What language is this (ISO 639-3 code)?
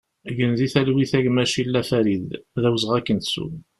kab